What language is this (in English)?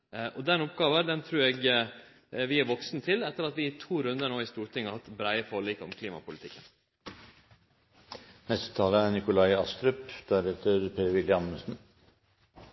Norwegian Nynorsk